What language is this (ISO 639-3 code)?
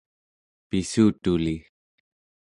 esu